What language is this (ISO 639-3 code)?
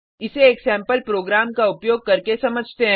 hin